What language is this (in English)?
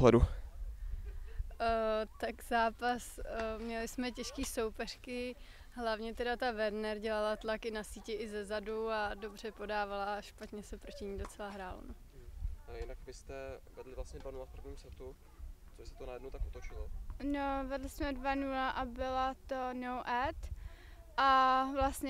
Czech